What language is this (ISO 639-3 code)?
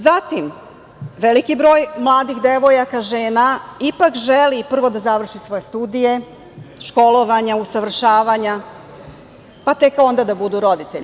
srp